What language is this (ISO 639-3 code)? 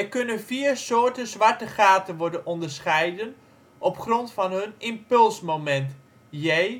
nld